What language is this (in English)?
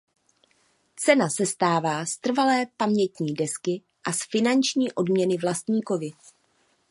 Czech